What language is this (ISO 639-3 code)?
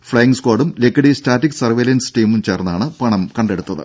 mal